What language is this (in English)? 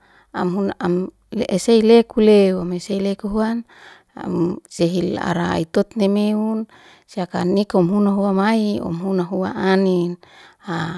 Liana-Seti